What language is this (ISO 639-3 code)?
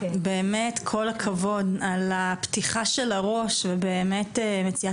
heb